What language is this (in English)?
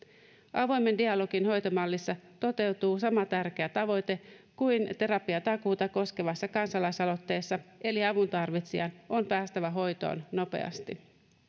Finnish